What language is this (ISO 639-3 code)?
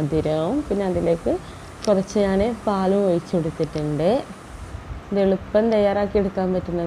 ron